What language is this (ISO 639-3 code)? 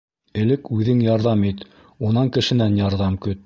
bak